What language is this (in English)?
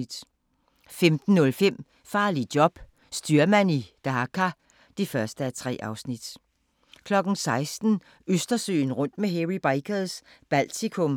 Danish